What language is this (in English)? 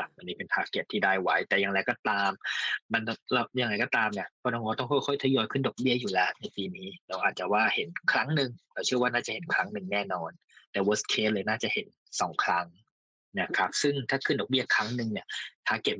Thai